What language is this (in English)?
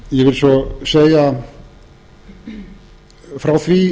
Icelandic